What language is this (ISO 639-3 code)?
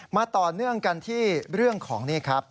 tha